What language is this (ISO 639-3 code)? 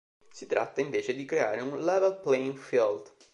ita